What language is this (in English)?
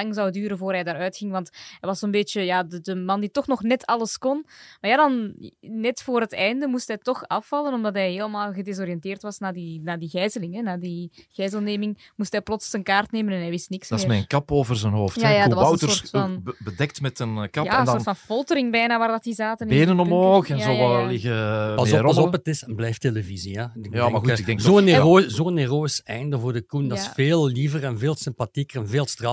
Dutch